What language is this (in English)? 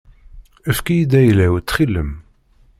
Kabyle